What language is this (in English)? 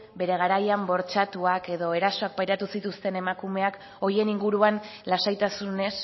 Basque